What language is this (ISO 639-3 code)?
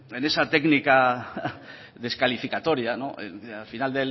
spa